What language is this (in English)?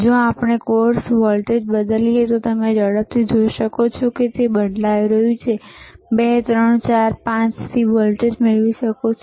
Gujarati